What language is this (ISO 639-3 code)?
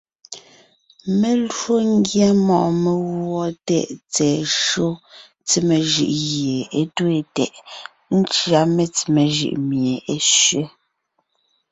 nnh